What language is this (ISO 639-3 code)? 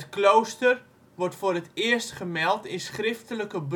nld